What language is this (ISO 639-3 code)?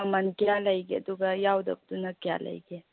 mni